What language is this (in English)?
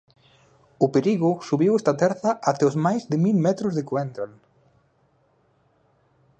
Galician